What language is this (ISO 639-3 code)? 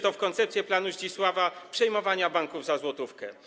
pol